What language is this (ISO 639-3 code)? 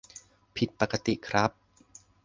tha